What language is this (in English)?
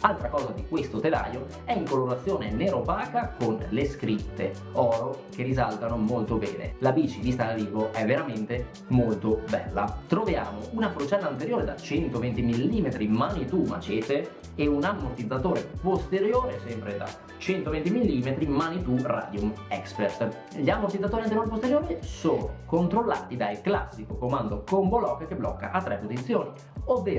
Italian